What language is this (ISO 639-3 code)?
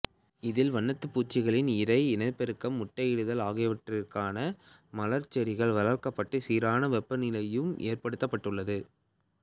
tam